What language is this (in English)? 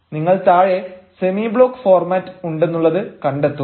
Malayalam